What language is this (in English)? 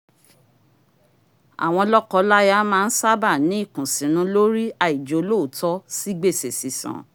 Yoruba